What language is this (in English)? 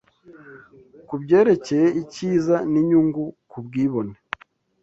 Kinyarwanda